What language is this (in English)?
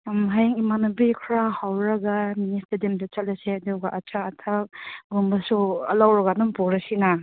Manipuri